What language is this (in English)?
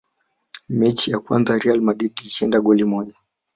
Swahili